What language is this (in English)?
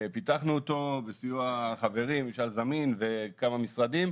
Hebrew